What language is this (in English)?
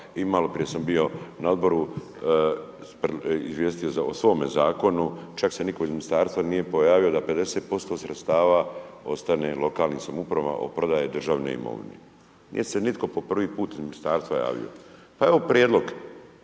Croatian